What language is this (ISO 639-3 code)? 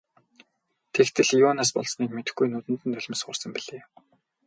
mon